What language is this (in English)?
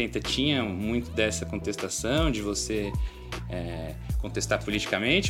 Portuguese